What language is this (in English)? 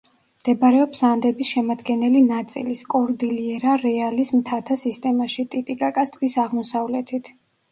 Georgian